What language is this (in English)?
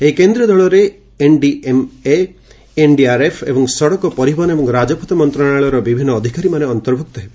Odia